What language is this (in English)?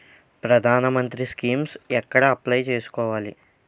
Telugu